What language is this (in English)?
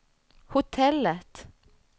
Swedish